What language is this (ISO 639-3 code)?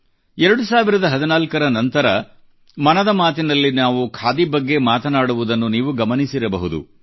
kan